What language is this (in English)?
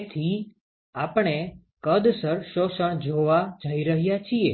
Gujarati